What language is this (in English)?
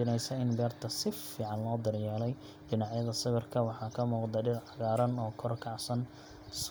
Somali